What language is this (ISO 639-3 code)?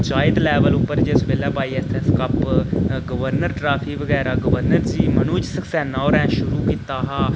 doi